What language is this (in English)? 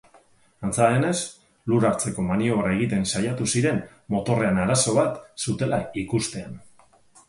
Basque